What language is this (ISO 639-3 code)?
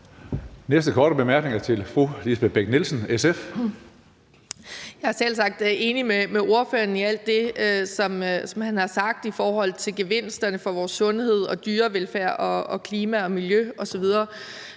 dan